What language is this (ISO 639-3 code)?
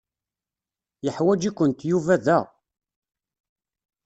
kab